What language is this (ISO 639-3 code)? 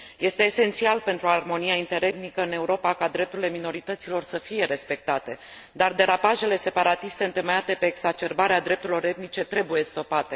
ron